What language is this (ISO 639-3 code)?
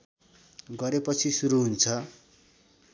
nep